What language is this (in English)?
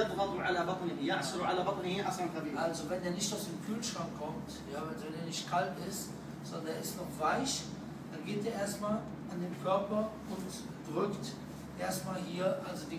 Arabic